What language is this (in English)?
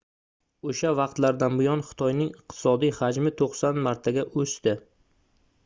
Uzbek